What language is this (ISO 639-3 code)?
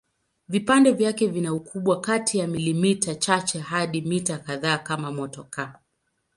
swa